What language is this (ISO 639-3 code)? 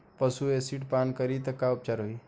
bho